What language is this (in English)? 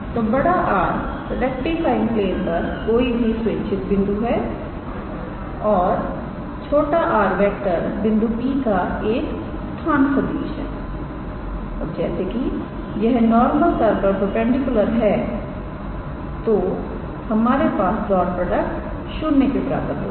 Hindi